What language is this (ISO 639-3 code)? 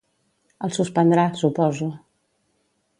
cat